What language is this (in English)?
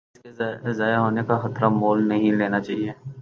Urdu